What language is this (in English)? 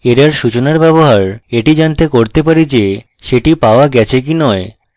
Bangla